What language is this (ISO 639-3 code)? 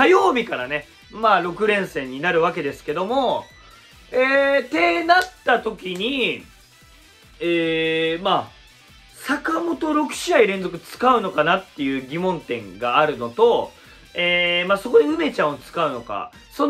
jpn